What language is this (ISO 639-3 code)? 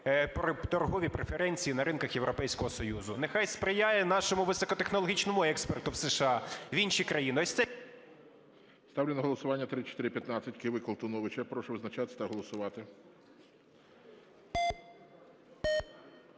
ukr